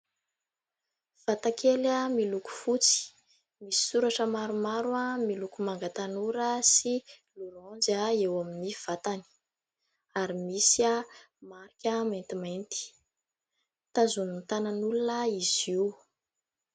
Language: Malagasy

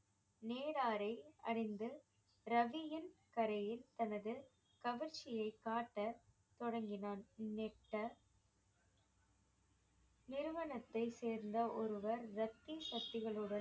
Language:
Tamil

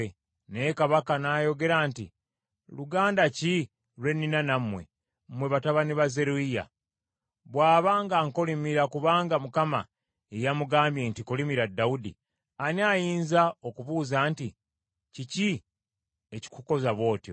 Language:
Ganda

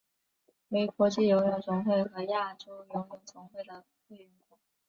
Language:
Chinese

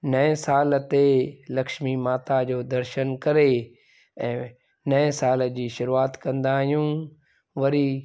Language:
Sindhi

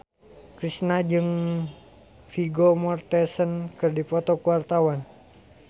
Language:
Sundanese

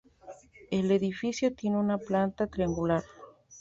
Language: Spanish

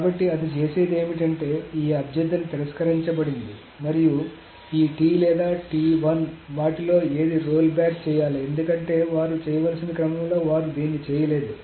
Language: Telugu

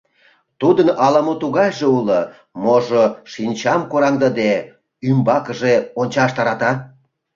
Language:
Mari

